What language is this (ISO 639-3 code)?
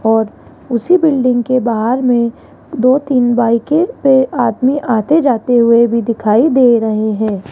hin